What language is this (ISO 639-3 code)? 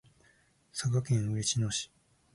jpn